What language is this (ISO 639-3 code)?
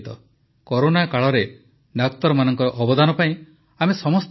ori